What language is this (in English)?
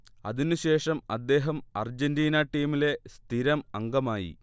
Malayalam